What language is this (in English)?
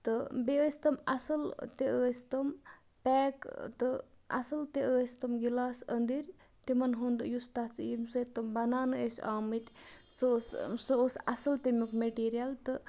Kashmiri